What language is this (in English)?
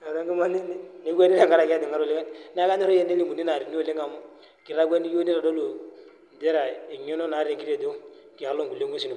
Masai